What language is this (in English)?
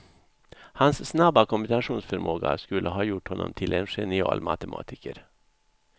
Swedish